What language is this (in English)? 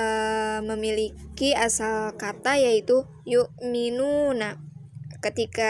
Indonesian